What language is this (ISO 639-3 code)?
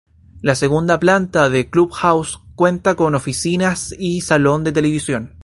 spa